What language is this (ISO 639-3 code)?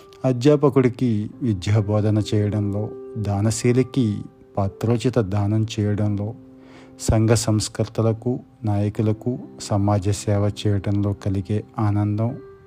tel